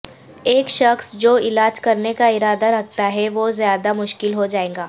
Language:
Urdu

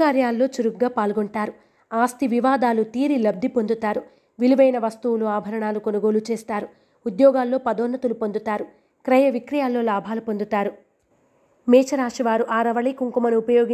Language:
Telugu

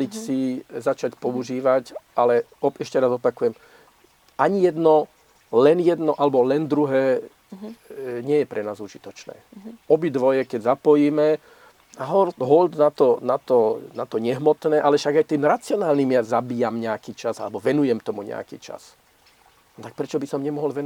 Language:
Slovak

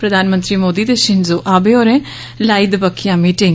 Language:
Dogri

